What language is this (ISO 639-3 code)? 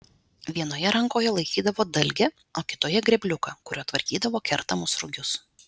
lit